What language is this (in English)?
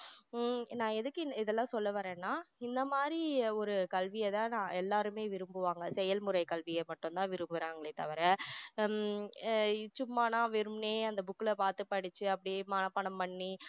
Tamil